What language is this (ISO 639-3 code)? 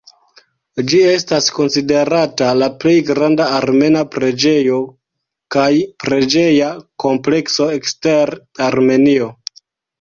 epo